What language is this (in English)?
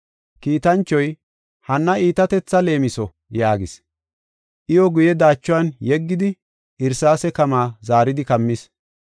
Gofa